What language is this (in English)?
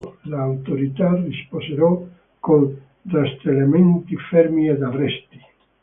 Italian